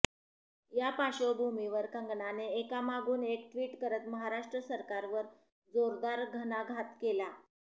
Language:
Marathi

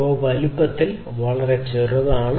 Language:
Malayalam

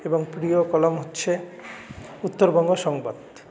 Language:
Bangla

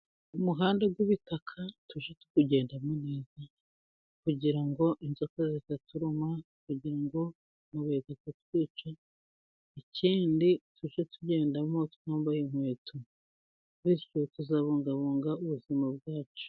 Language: Kinyarwanda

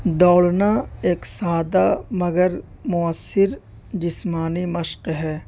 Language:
Urdu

